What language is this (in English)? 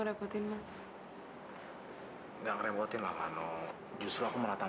Indonesian